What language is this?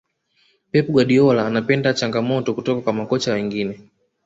Swahili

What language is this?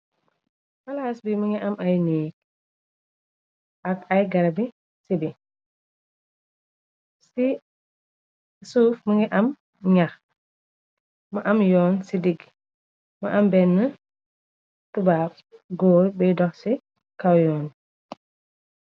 Wolof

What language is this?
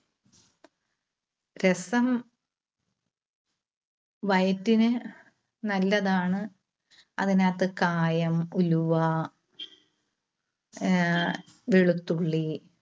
Malayalam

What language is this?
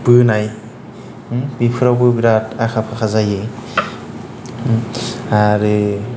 Bodo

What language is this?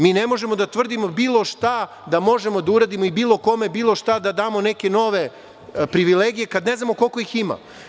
Serbian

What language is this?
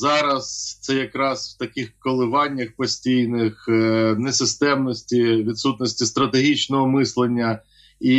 Ukrainian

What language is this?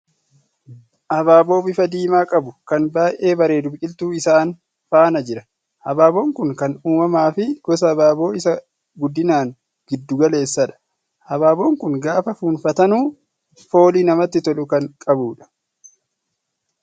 Oromo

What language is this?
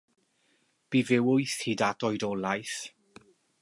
Welsh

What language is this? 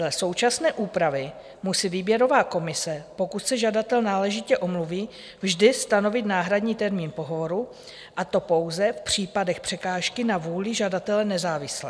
Czech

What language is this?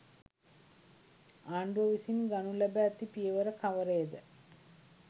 Sinhala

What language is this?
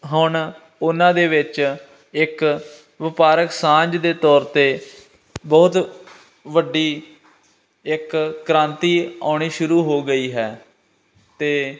Punjabi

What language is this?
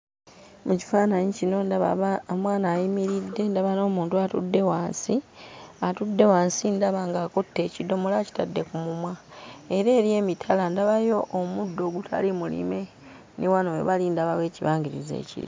Ganda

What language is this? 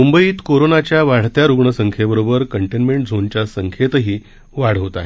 Marathi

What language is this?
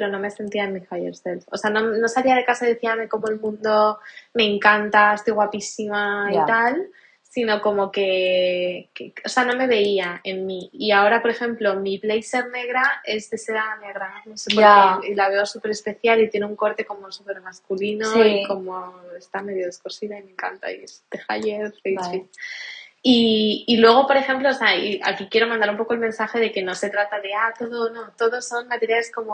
Spanish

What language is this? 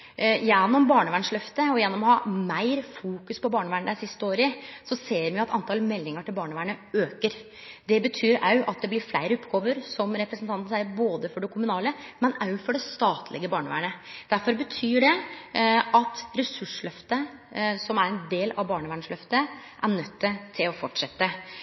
Norwegian Nynorsk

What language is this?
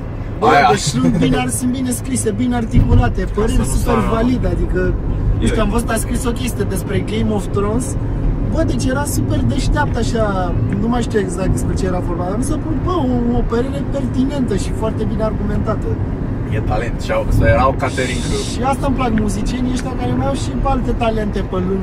Romanian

